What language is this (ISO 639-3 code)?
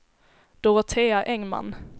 swe